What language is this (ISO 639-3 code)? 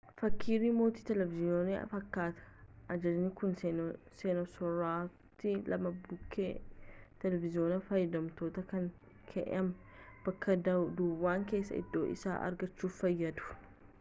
orm